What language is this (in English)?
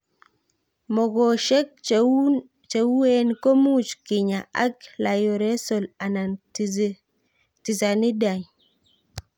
Kalenjin